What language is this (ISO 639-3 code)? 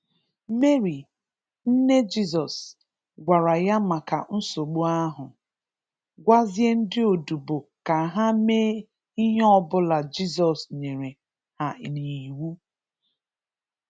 ibo